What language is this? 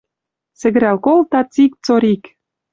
Western Mari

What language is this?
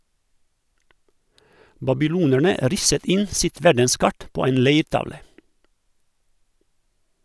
Norwegian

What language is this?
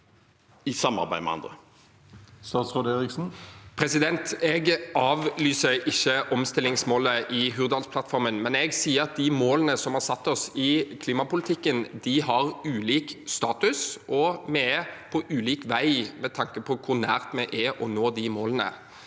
Norwegian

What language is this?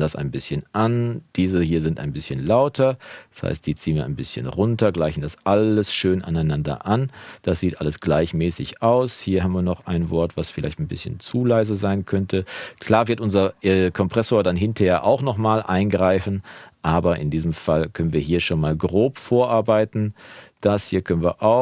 German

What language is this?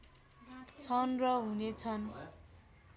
Nepali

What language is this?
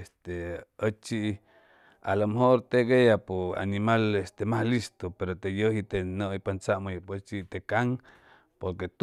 Chimalapa Zoque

